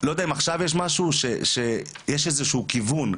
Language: Hebrew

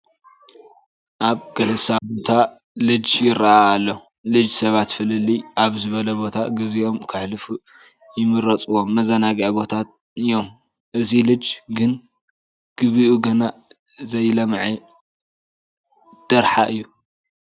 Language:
Tigrinya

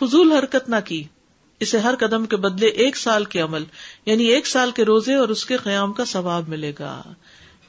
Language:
Urdu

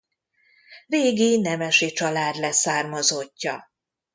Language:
Hungarian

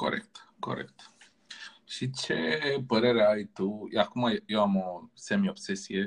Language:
Romanian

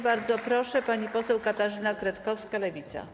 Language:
Polish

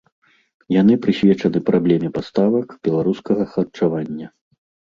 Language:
Belarusian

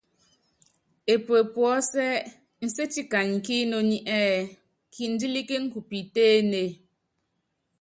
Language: Yangben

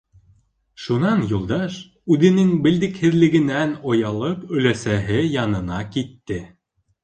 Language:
Bashkir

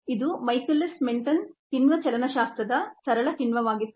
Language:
Kannada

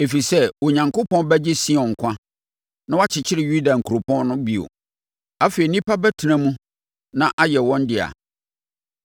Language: Akan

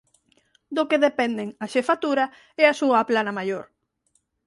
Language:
Galician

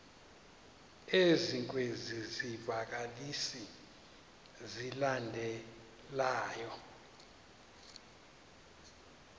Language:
Xhosa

